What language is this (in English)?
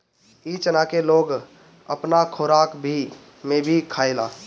Bhojpuri